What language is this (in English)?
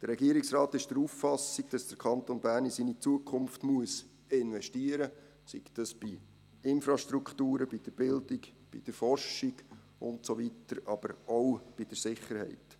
Swiss German